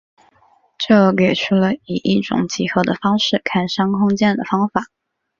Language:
Chinese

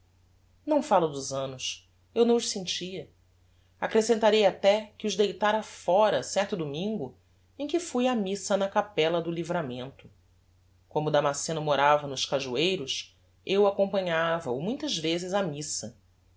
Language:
Portuguese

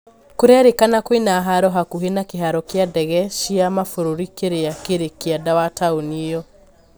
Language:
Kikuyu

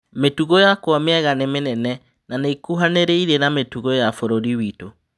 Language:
Kikuyu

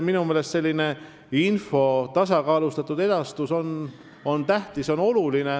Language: Estonian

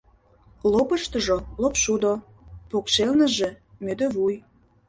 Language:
Mari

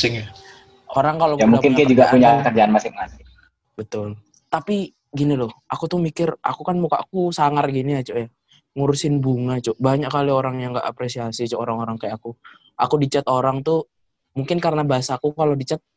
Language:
Indonesian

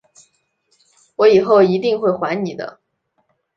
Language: Chinese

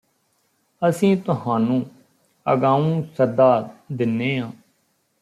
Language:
Punjabi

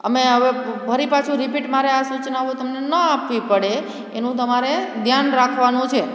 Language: Gujarati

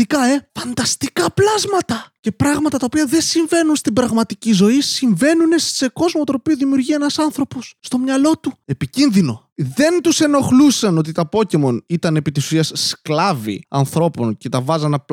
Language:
Greek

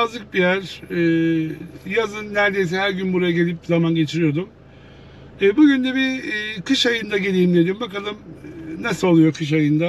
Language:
Turkish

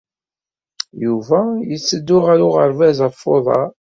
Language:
Kabyle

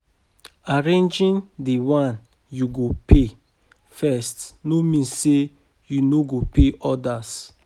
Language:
Nigerian Pidgin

